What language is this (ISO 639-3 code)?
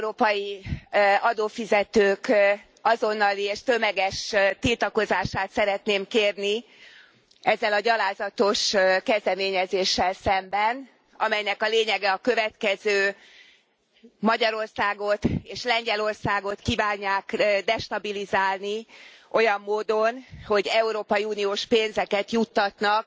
hun